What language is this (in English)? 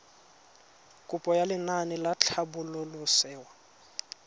Tswana